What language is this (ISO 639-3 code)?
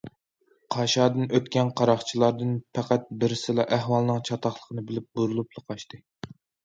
uig